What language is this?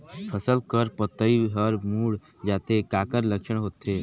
Chhattisgarhi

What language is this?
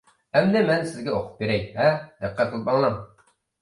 Uyghur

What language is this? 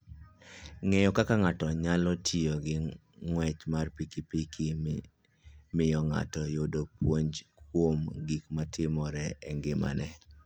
Luo (Kenya and Tanzania)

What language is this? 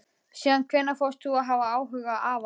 Icelandic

